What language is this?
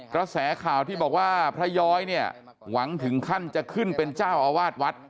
Thai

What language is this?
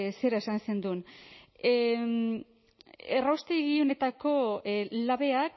Basque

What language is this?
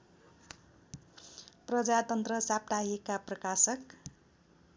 Nepali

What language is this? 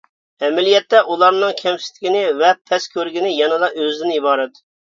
Uyghur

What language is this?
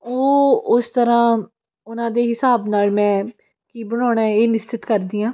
Punjabi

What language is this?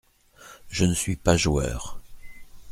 French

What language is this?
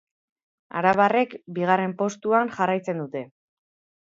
Basque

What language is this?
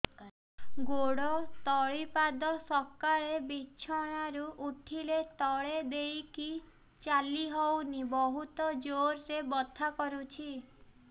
Odia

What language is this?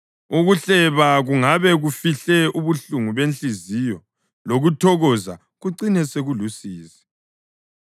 North Ndebele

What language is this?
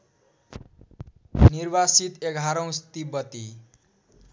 Nepali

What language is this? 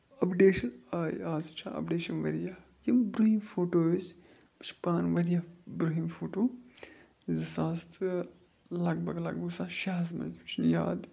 Kashmiri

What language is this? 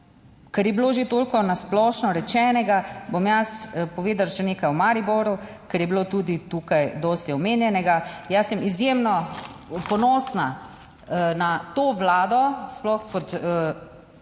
Slovenian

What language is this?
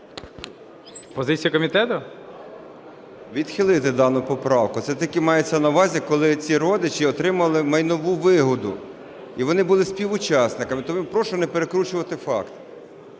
Ukrainian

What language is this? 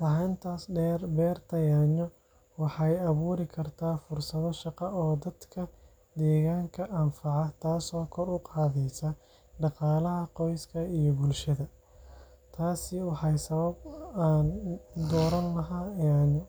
Somali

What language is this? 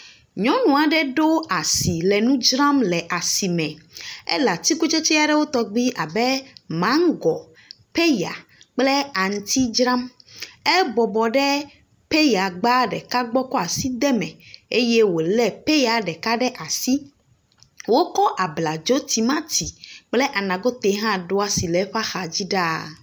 Ewe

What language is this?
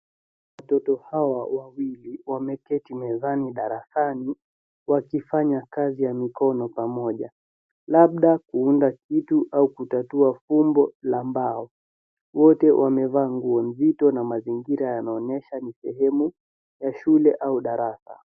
Swahili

